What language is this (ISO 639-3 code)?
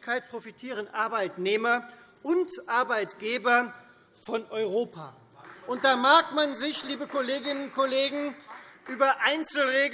deu